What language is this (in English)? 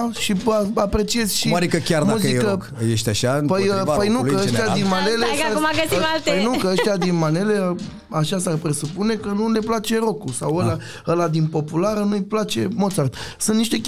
Romanian